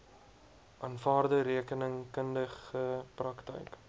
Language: Afrikaans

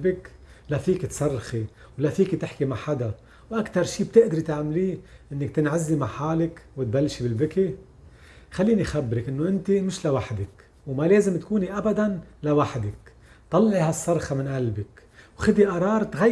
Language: Arabic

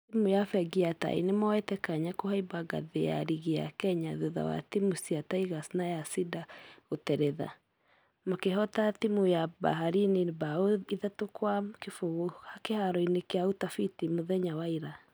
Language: Kikuyu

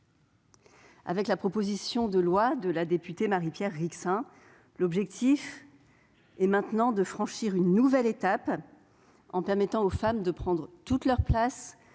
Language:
French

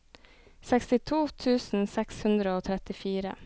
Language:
Norwegian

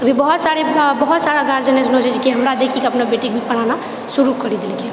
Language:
Maithili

